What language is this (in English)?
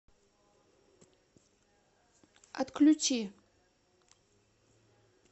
Russian